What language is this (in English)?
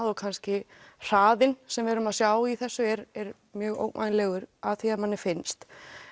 Icelandic